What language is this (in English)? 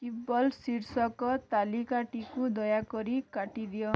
Odia